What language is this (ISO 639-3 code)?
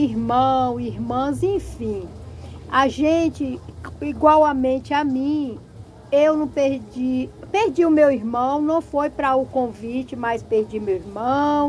por